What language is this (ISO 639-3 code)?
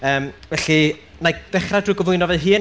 cym